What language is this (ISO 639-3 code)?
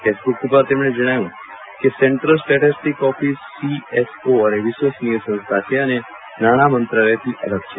guj